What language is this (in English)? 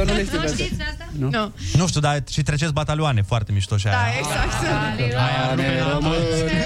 Romanian